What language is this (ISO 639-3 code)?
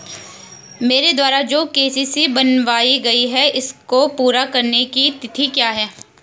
hin